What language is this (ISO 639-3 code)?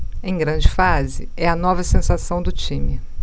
por